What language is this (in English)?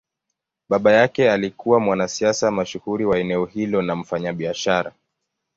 Swahili